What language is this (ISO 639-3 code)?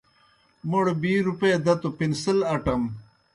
plk